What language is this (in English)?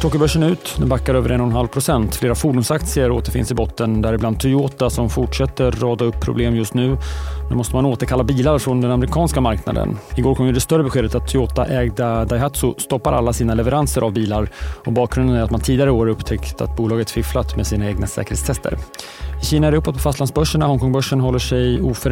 Swedish